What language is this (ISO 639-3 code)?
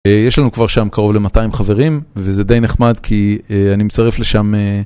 heb